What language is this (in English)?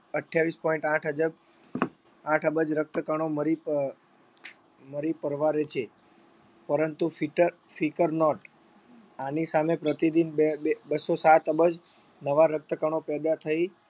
Gujarati